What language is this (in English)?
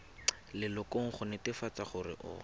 Tswana